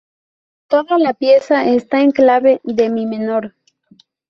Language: Spanish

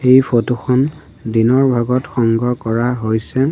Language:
Assamese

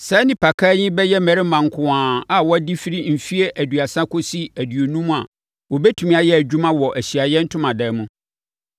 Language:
Akan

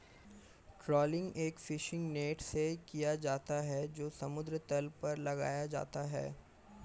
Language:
Hindi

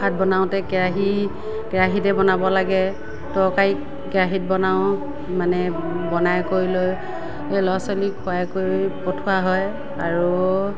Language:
Assamese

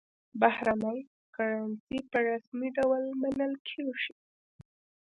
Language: Pashto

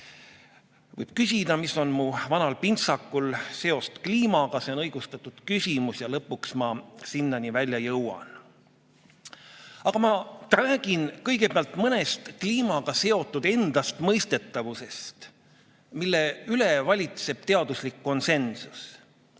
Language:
Estonian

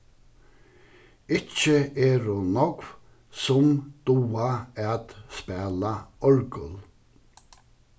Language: Faroese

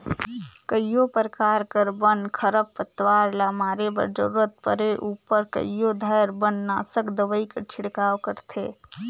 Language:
Chhattisgarhi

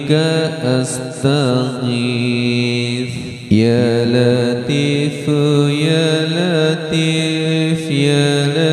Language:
Arabic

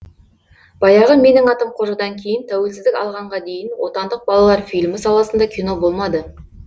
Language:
Kazakh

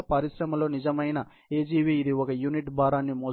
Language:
Telugu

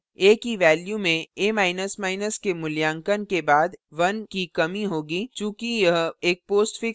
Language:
Hindi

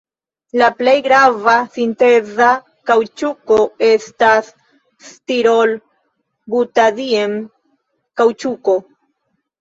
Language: Esperanto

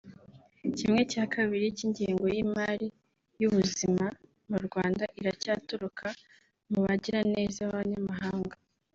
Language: Kinyarwanda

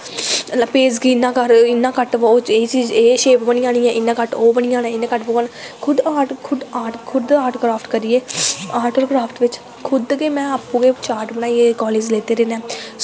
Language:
Dogri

